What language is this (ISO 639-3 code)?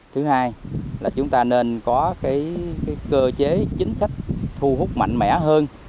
vie